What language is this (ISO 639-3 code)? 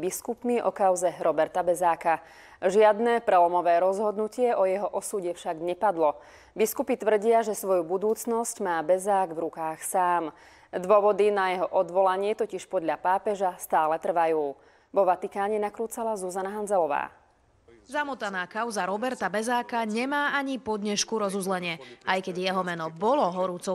slk